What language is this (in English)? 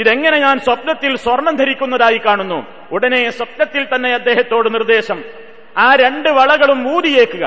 Malayalam